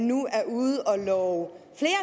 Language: Danish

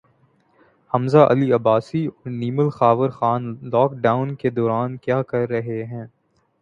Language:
Urdu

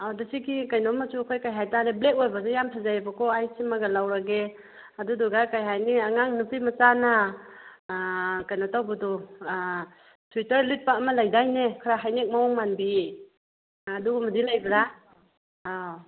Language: Manipuri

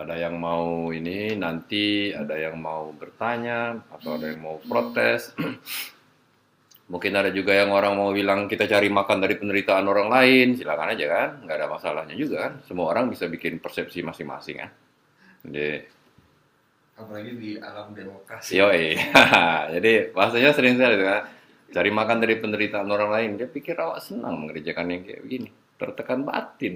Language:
Indonesian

